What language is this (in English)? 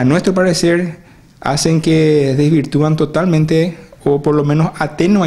Spanish